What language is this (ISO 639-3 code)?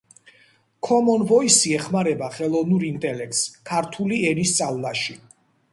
kat